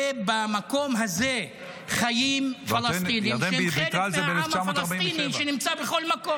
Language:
Hebrew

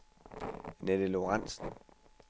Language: Danish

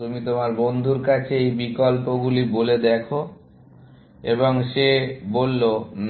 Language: Bangla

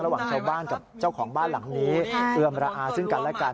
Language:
Thai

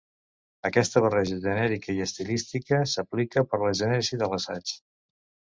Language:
Catalan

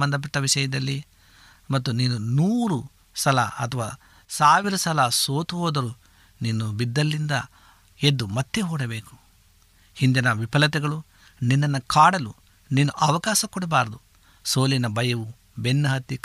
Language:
Kannada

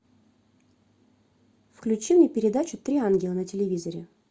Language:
Russian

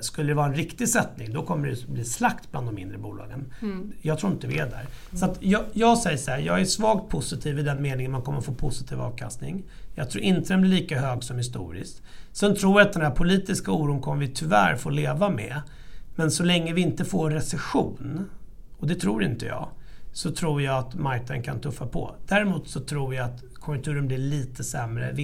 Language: Swedish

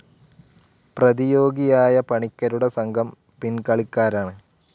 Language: Malayalam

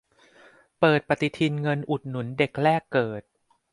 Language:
Thai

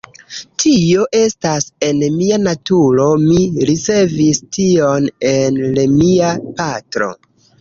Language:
Esperanto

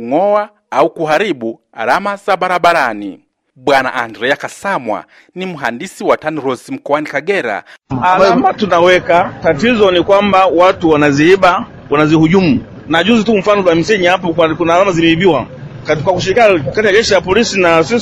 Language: Swahili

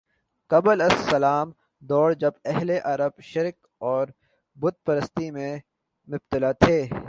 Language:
Urdu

